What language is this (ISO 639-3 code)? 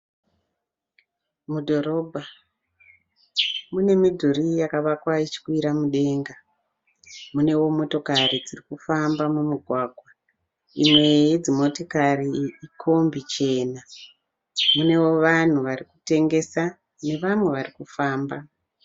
sna